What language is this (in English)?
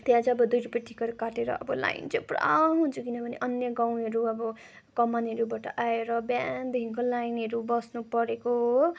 Nepali